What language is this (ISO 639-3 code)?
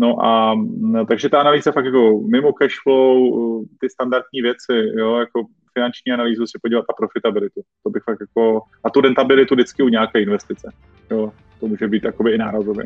ces